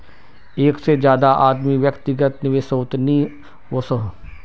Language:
Magahi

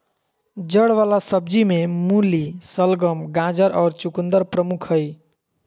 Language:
Magahi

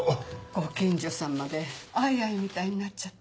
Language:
Japanese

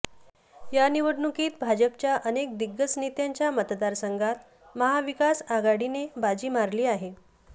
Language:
Marathi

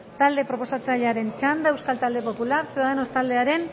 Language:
Basque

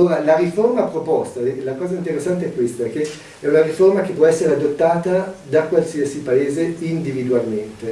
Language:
Italian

